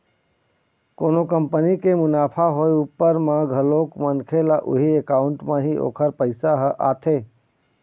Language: Chhattisgarhi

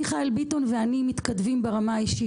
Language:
Hebrew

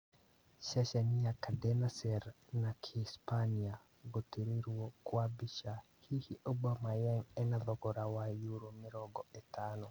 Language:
Kikuyu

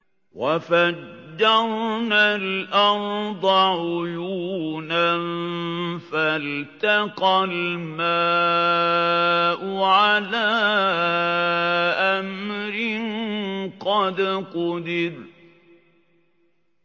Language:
Arabic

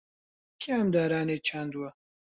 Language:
Central Kurdish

